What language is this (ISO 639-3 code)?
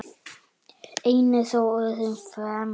isl